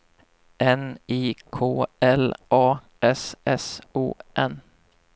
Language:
Swedish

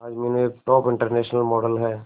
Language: Hindi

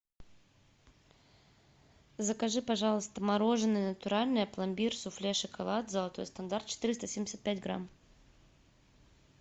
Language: Russian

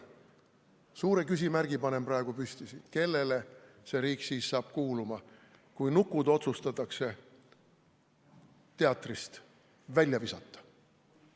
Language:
Estonian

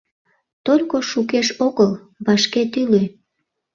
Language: Mari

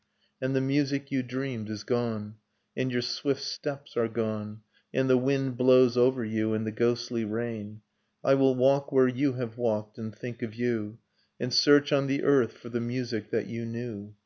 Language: English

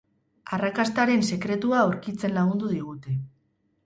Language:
Basque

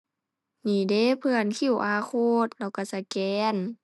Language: Thai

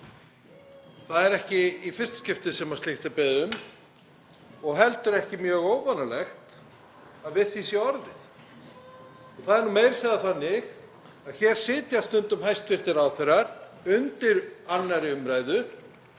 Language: Icelandic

